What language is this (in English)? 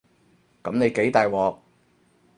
Cantonese